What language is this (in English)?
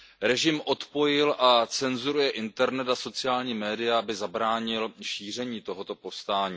Czech